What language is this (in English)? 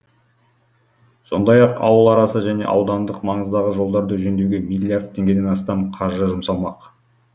Kazakh